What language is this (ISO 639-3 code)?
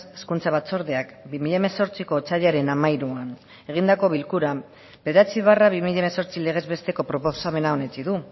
eus